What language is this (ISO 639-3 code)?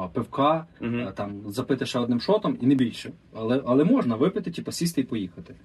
ukr